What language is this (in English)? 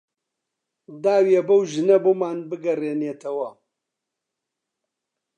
Central Kurdish